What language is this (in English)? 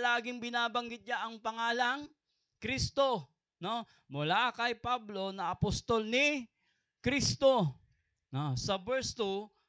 Filipino